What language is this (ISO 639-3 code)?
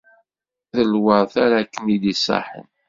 kab